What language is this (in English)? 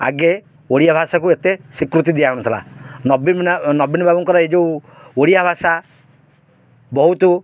Odia